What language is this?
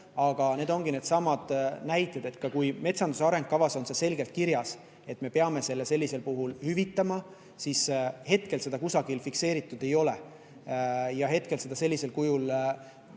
Estonian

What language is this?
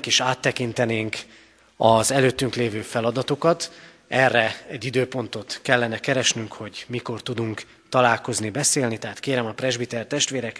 Hungarian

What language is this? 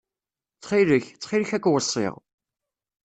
Kabyle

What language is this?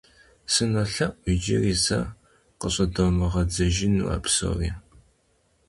Kabardian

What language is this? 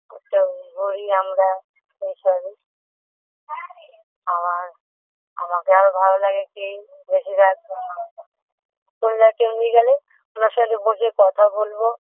Bangla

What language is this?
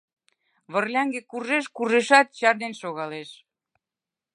Mari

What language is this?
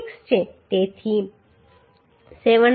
Gujarati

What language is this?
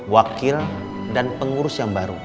Indonesian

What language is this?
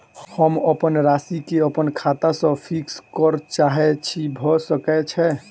Maithili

